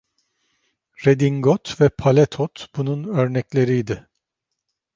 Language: Turkish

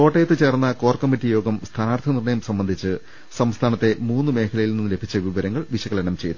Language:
Malayalam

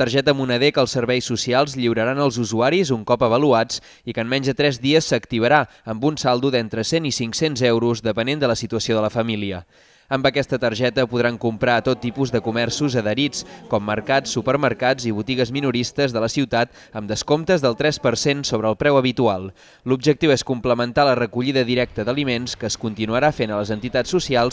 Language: Spanish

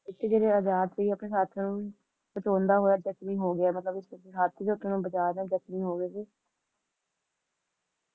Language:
Punjabi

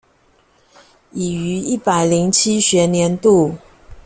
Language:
Chinese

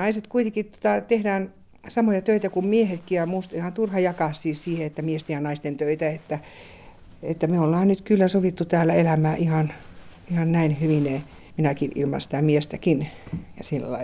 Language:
Finnish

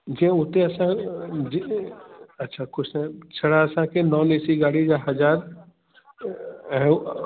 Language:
Sindhi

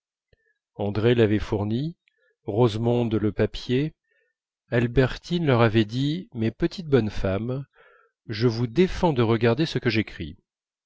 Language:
French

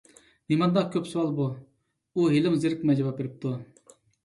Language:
Uyghur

